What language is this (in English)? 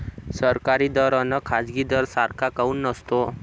Marathi